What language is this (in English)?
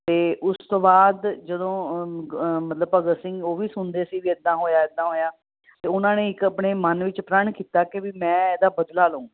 Punjabi